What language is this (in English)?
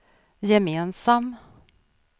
Swedish